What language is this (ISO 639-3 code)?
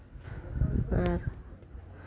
sat